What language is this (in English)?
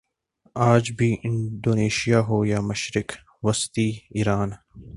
Urdu